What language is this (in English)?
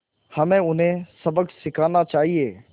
Hindi